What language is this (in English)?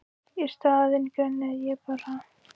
Icelandic